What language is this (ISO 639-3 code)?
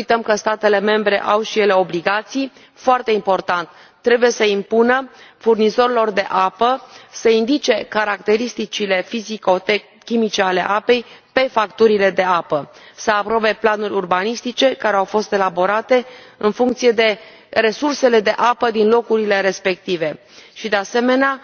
ron